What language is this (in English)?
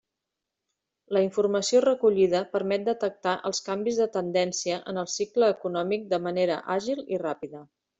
Catalan